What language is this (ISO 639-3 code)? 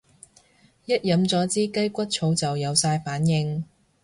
yue